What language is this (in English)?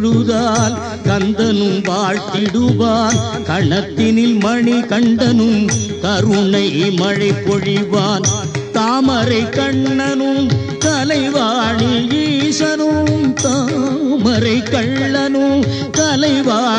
Tamil